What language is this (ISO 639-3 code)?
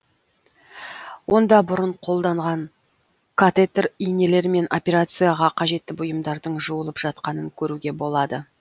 kaz